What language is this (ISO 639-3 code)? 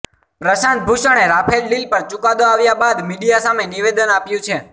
guj